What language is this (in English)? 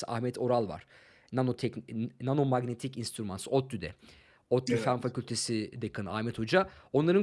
Turkish